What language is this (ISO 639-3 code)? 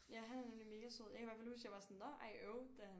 dan